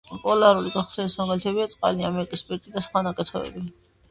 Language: Georgian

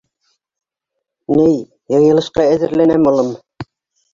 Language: Bashkir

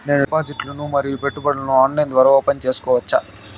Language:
Telugu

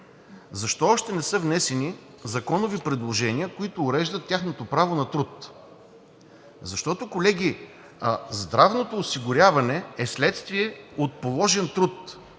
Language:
Bulgarian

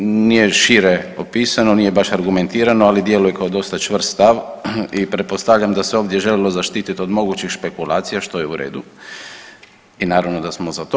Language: Croatian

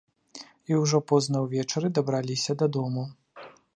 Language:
Belarusian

